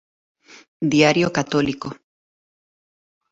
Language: Galician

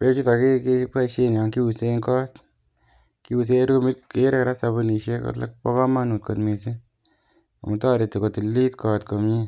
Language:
Kalenjin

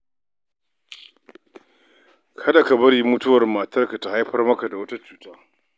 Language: Hausa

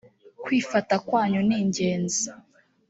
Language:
Kinyarwanda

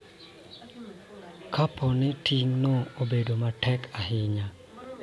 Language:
Luo (Kenya and Tanzania)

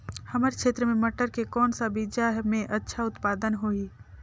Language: Chhattisgarhi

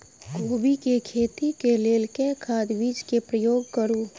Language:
Maithili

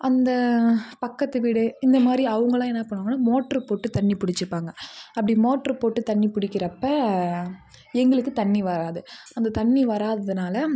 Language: Tamil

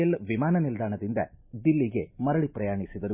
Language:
Kannada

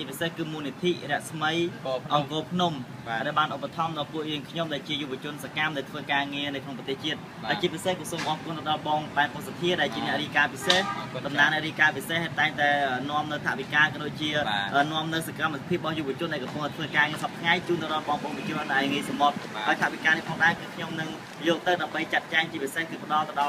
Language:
Thai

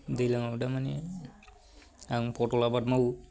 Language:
Bodo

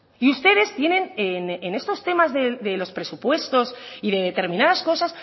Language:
Spanish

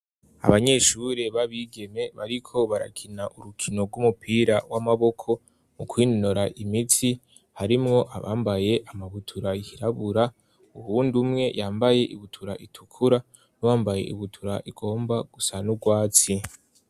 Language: Rundi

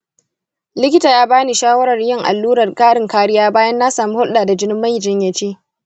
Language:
Hausa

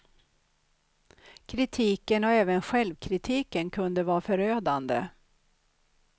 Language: Swedish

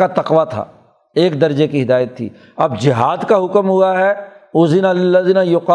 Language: Urdu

